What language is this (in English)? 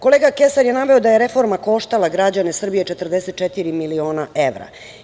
Serbian